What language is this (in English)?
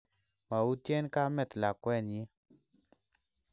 Kalenjin